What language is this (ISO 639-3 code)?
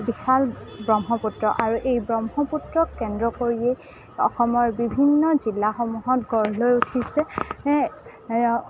asm